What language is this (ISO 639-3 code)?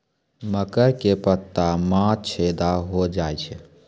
mai